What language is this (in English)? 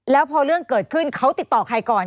Thai